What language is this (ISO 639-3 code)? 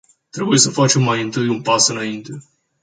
ron